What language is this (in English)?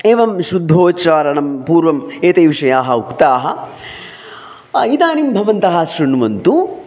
Sanskrit